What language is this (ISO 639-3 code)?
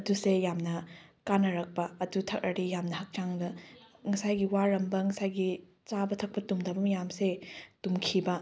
mni